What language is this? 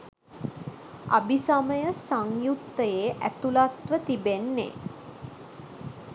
Sinhala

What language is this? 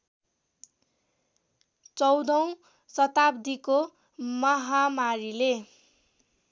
Nepali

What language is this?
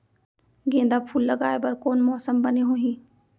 Chhattisgarhi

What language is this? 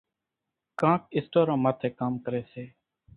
Kachi Koli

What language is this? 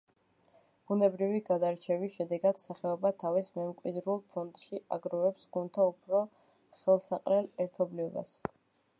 Georgian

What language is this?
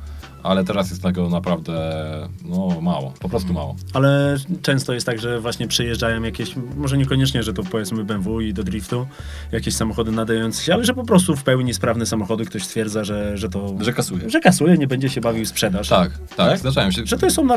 Polish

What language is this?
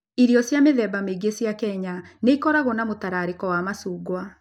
Kikuyu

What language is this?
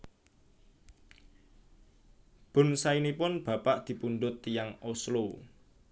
Javanese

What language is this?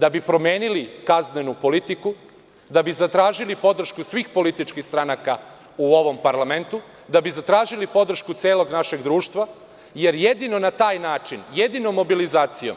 Serbian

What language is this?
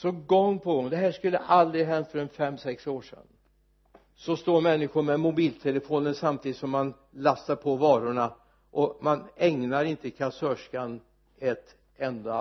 Swedish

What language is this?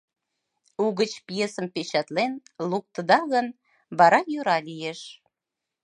Mari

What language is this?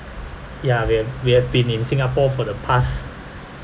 English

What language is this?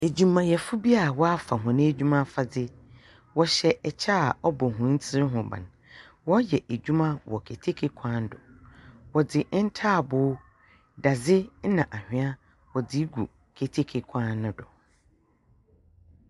Akan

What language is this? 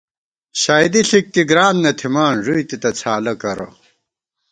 Gawar-Bati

